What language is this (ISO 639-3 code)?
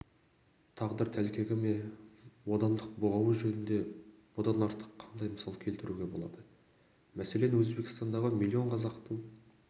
kaz